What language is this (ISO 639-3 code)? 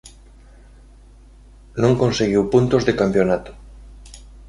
glg